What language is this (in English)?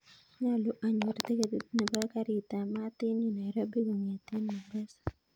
Kalenjin